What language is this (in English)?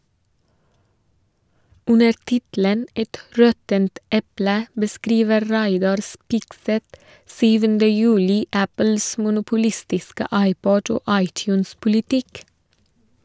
Norwegian